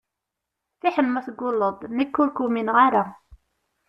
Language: Kabyle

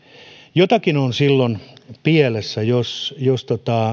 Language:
Finnish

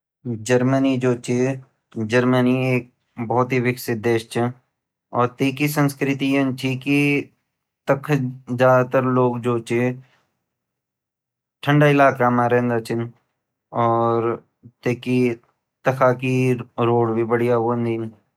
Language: Garhwali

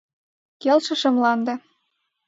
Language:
Mari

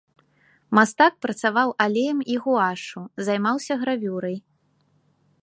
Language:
Belarusian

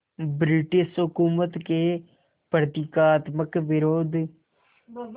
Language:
Hindi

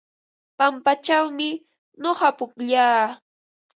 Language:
Ambo-Pasco Quechua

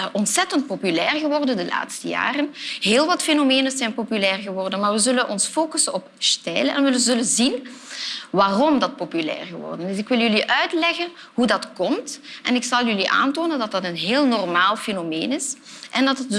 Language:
Dutch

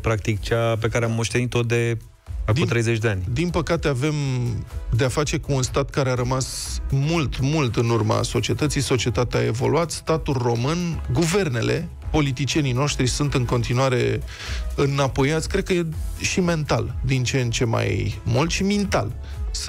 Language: Romanian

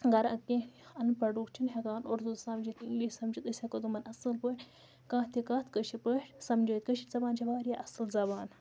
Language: Kashmiri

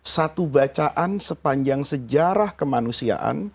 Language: Indonesian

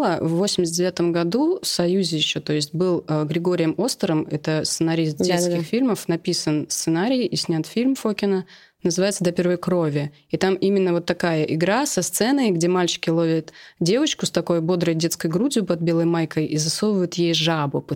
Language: Russian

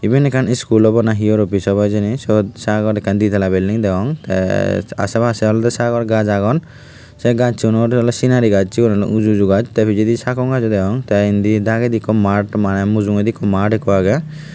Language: Chakma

